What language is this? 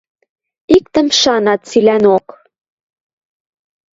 Western Mari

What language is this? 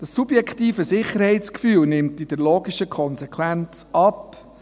Swiss German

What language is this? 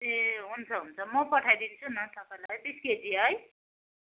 Nepali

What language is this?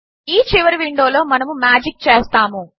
Telugu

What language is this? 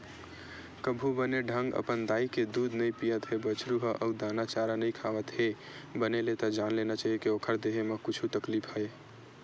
Chhattisgarhi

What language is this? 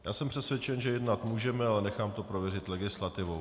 Czech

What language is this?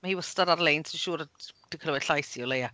Welsh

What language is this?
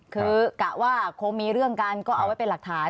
Thai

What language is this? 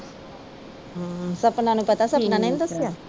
Punjabi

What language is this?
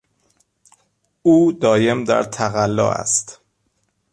Persian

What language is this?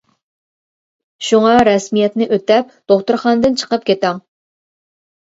Uyghur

